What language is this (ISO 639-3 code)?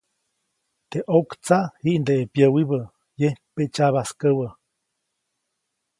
zoc